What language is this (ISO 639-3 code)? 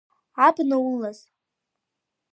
abk